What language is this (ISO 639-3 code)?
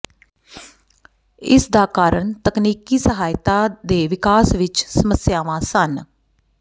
pan